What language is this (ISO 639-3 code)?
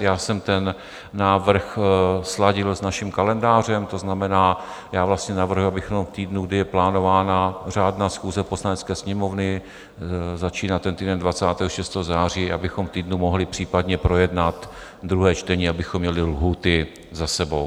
ces